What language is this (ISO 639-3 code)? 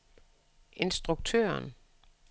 dan